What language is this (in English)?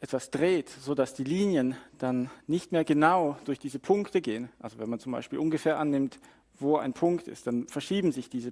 German